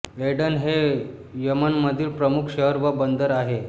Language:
Marathi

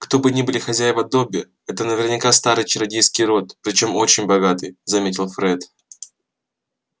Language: Russian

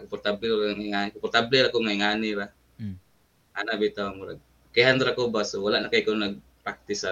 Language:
Filipino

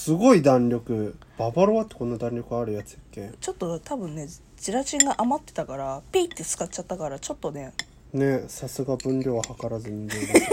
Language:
Japanese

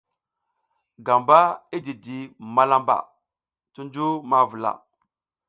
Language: South Giziga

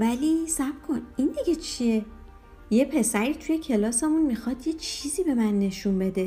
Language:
Persian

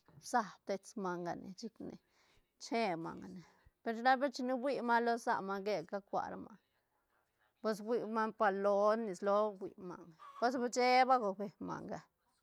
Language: Santa Catarina Albarradas Zapotec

